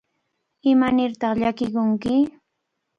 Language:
Cajatambo North Lima Quechua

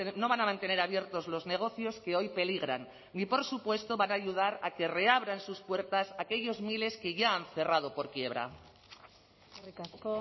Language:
Spanish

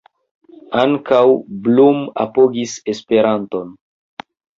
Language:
Esperanto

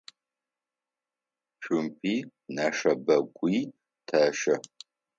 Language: Adyghe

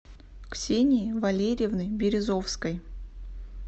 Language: Russian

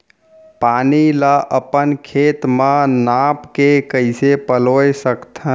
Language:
Chhattisgarhi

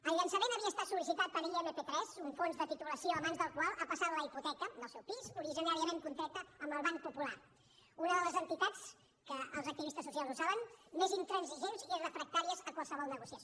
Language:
Catalan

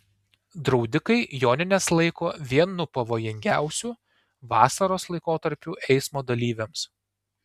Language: Lithuanian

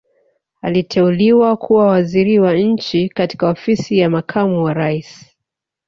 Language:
Swahili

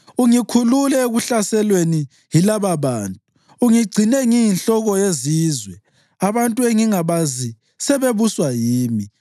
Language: North Ndebele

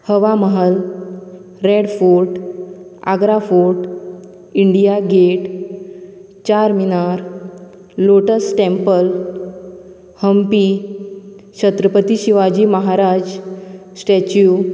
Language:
Konkani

